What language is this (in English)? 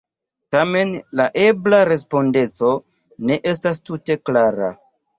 Esperanto